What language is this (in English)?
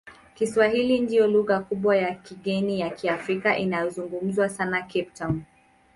Swahili